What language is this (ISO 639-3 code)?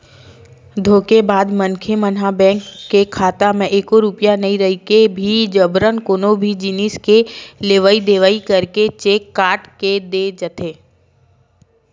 hne